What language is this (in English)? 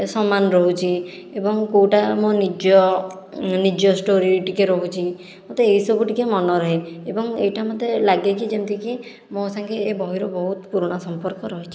Odia